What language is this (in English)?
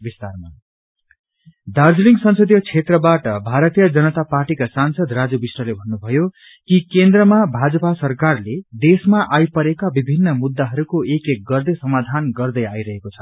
Nepali